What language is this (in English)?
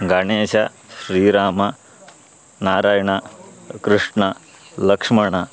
Sanskrit